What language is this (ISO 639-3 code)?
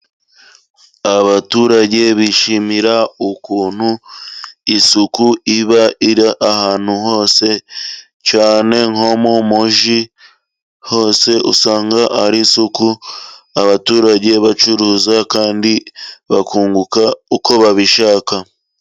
kin